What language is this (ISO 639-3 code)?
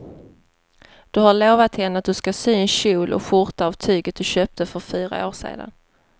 swe